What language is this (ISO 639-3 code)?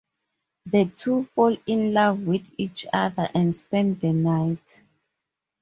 eng